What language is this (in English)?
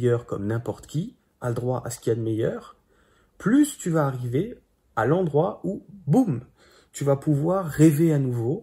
French